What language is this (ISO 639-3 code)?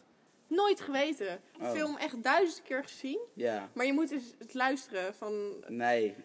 nld